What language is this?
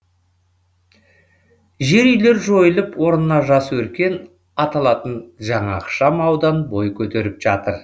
Kazakh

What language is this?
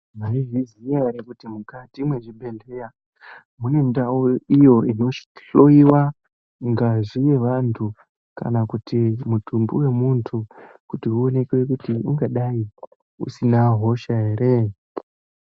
Ndau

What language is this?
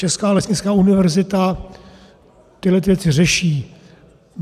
Czech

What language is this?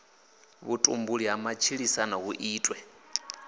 Venda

